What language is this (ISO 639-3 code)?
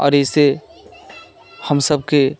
mai